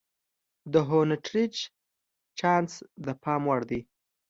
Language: Pashto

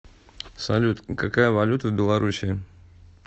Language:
Russian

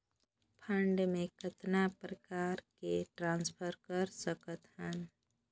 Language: Chhattisgarhi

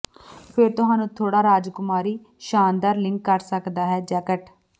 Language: Punjabi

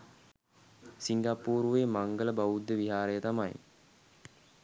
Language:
Sinhala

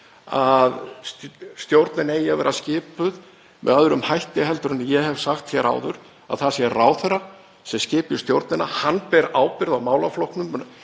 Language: Icelandic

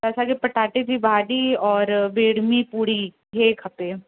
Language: Sindhi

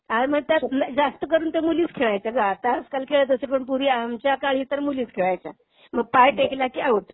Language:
Marathi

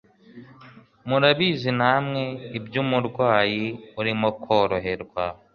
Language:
Kinyarwanda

